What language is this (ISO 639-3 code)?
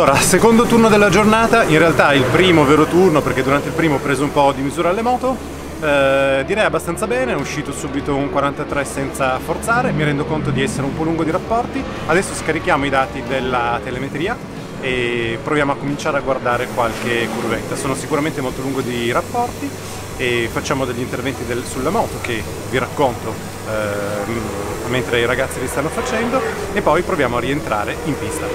ita